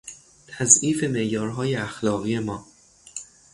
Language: Persian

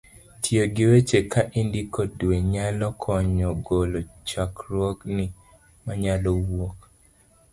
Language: Luo (Kenya and Tanzania)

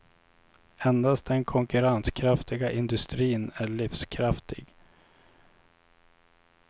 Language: Swedish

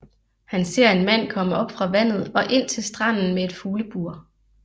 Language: Danish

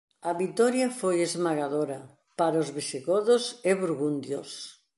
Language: Galician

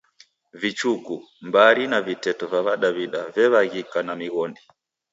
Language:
Taita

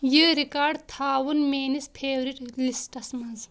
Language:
Kashmiri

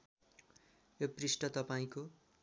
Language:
Nepali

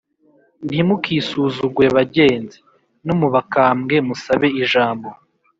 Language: Kinyarwanda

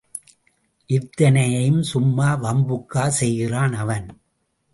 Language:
Tamil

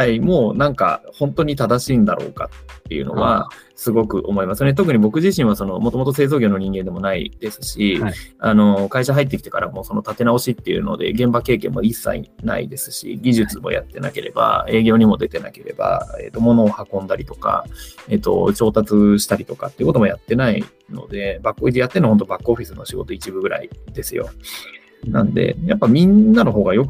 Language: Japanese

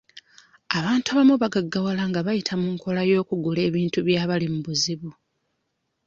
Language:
Ganda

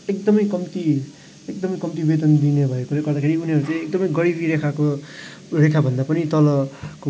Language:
Nepali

